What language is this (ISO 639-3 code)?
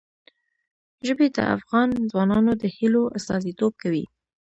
pus